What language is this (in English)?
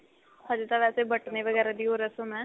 Punjabi